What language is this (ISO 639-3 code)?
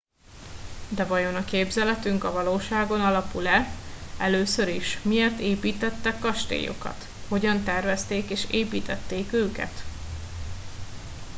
hun